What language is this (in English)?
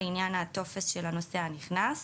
Hebrew